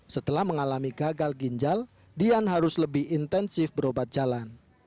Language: Indonesian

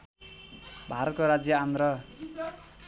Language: Nepali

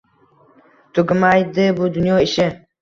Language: Uzbek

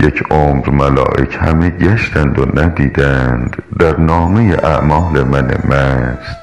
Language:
Persian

